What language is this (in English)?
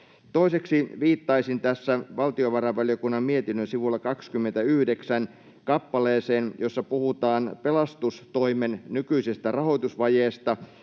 Finnish